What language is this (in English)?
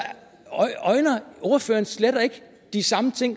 Danish